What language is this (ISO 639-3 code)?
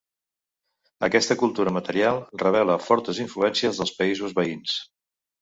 cat